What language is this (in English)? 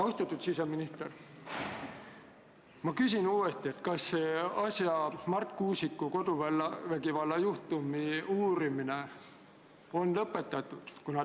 Estonian